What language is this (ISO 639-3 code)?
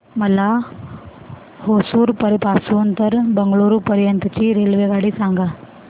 mar